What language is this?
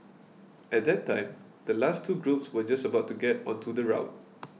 English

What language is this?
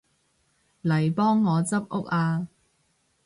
Cantonese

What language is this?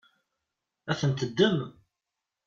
Kabyle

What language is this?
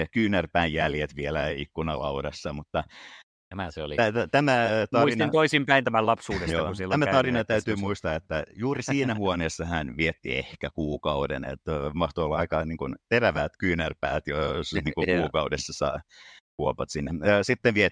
Finnish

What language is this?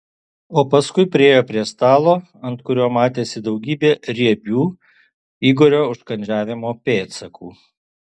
Lithuanian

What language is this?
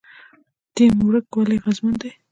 Pashto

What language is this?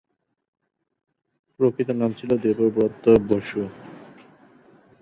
Bangla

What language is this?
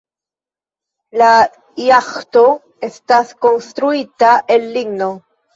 Esperanto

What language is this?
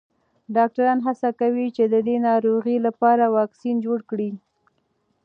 Pashto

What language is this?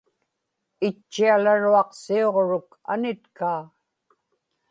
Inupiaq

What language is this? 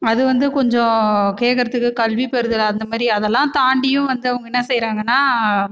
Tamil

